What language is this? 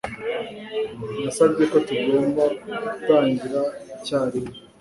Kinyarwanda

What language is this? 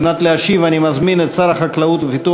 Hebrew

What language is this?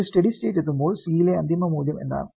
Malayalam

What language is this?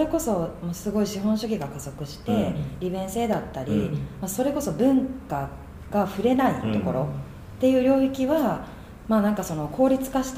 Japanese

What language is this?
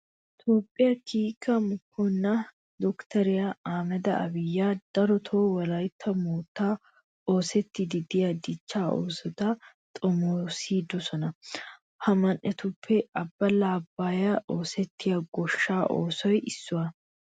Wolaytta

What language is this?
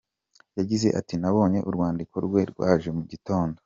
Kinyarwanda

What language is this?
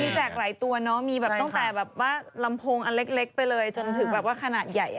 Thai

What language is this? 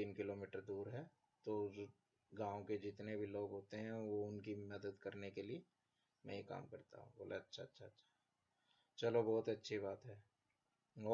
Hindi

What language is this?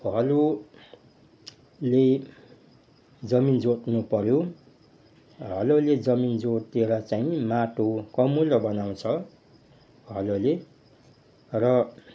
Nepali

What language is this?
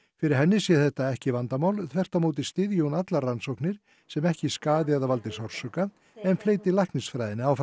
Icelandic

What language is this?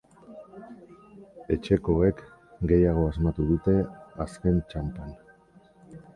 Basque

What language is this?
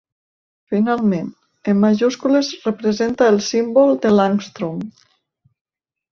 Catalan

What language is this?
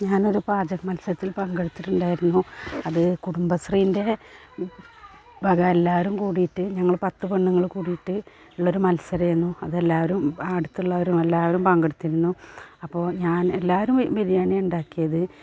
Malayalam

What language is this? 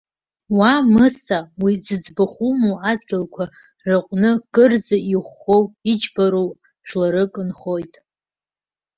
Abkhazian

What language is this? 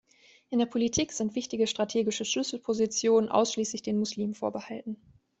German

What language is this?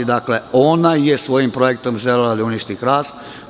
Serbian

